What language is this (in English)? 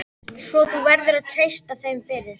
Icelandic